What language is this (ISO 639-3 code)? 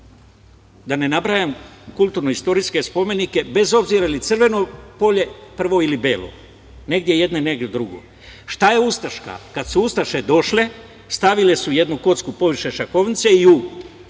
srp